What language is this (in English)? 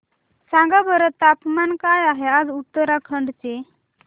Marathi